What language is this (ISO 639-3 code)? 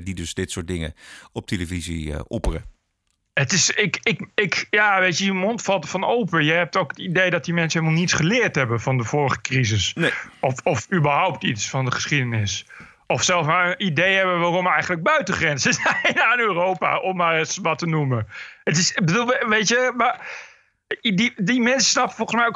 nld